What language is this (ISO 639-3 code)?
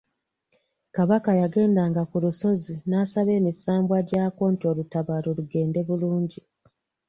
lug